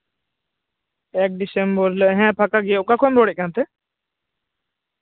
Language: Santali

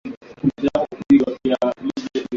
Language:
Swahili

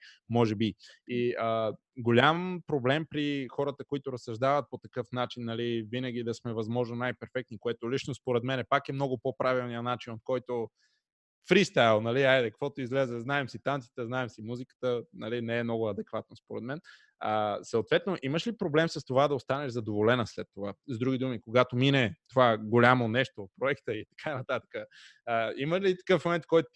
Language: Bulgarian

